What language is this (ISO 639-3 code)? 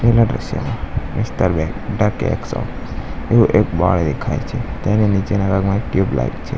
guj